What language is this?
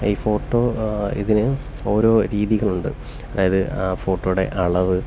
Malayalam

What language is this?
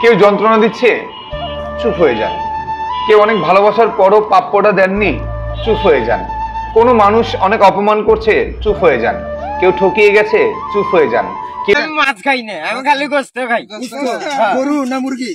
Arabic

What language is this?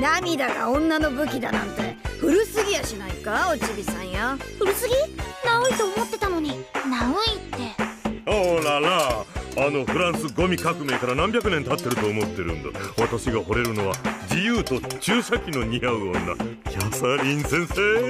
Japanese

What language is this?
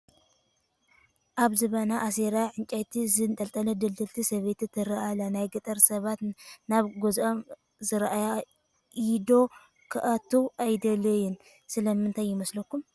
Tigrinya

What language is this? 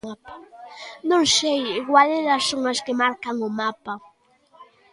Galician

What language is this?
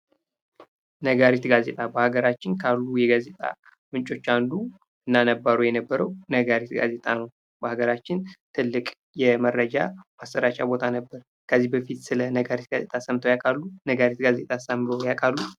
Amharic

